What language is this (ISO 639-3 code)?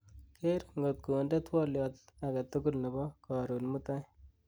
kln